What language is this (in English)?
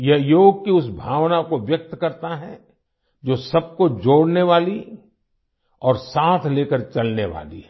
Hindi